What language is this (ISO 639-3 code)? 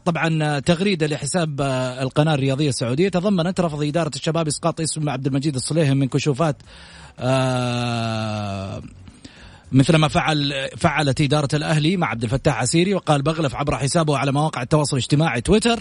ara